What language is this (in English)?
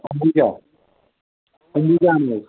Kashmiri